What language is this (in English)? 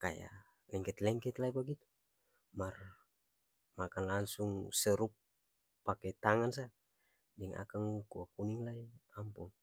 Ambonese Malay